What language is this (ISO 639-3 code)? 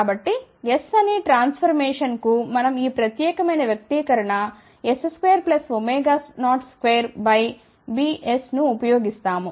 tel